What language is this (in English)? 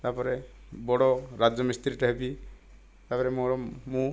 Odia